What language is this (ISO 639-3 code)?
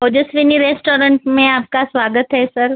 mar